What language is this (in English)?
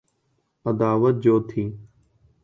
Urdu